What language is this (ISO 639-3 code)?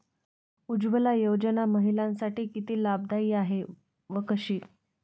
mar